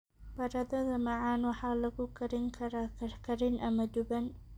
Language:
Somali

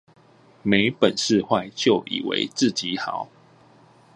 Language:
Chinese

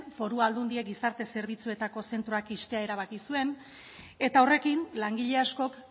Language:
Basque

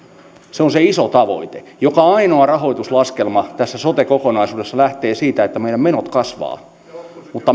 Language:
Finnish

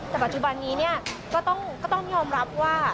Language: Thai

